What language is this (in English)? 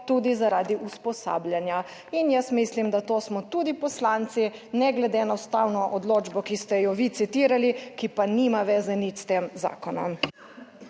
Slovenian